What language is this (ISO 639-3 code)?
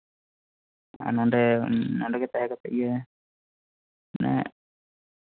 sat